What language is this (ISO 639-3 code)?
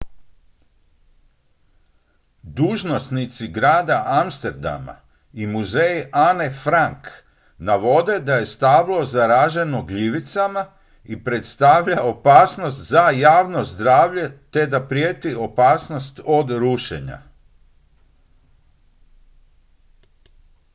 hrv